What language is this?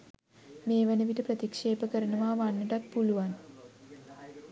Sinhala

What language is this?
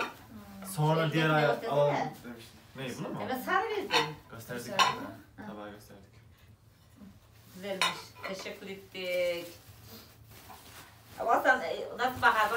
Turkish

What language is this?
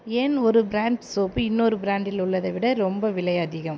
Tamil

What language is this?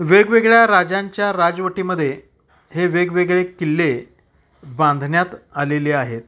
Marathi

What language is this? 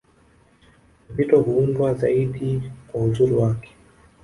Swahili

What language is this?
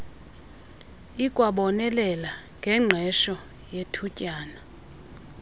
Xhosa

